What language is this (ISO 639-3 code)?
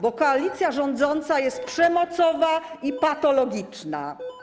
pol